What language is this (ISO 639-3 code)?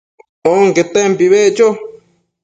mcf